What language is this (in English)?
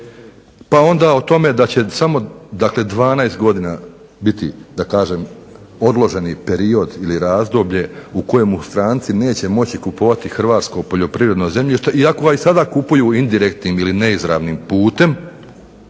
Croatian